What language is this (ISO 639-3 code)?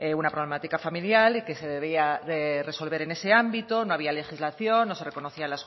spa